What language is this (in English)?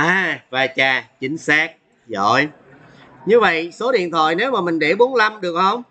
Vietnamese